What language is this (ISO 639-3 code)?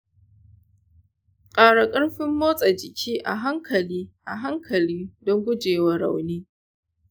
hau